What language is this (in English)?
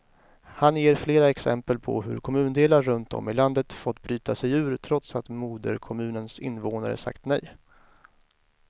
Swedish